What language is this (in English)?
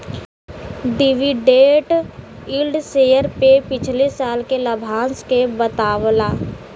Bhojpuri